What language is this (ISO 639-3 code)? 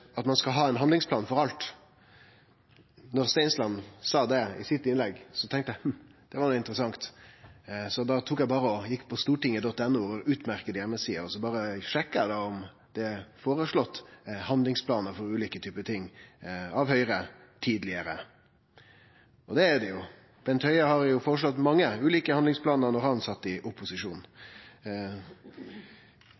nno